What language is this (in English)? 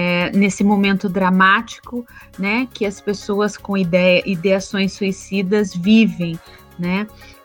Portuguese